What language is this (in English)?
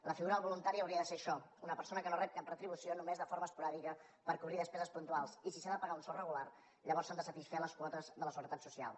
Catalan